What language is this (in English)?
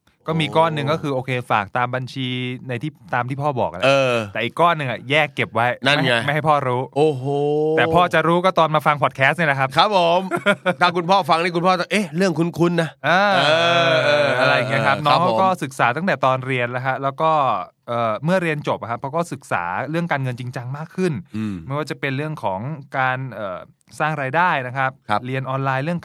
Thai